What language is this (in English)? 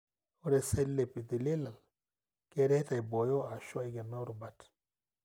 Masai